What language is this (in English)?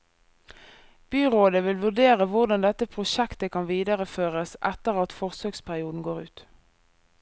Norwegian